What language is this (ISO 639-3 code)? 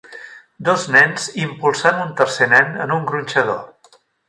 cat